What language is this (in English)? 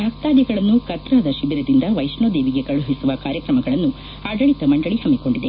Kannada